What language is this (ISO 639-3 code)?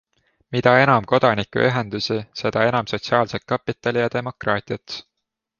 est